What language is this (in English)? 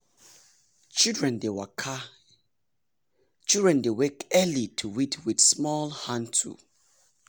Nigerian Pidgin